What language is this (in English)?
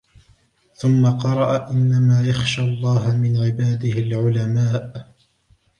Arabic